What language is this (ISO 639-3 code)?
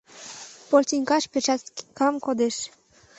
chm